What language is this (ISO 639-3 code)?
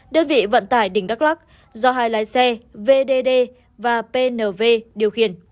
vie